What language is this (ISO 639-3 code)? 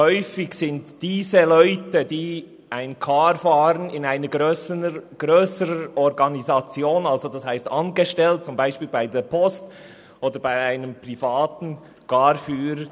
gsw